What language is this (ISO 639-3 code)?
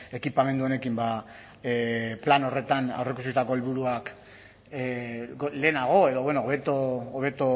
eus